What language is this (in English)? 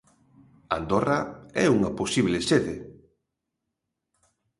Galician